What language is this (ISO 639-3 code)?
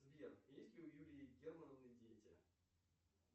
rus